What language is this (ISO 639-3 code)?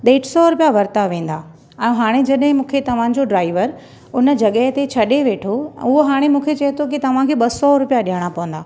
snd